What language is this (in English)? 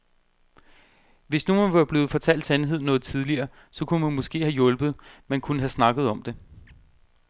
Danish